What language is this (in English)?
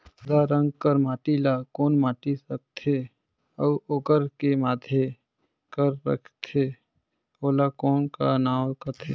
Chhattisgarhi